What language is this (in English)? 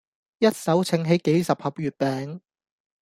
Cantonese